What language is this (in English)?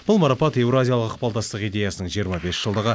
Kazakh